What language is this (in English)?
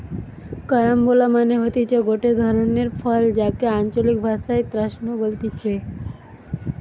Bangla